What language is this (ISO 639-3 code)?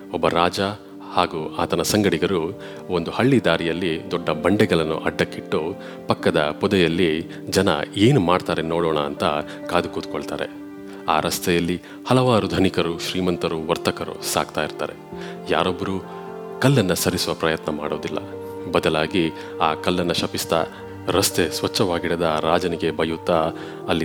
kan